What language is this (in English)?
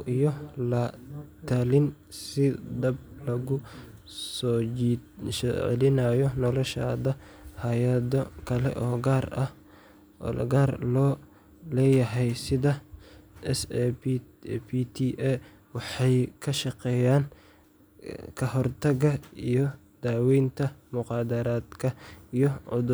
Somali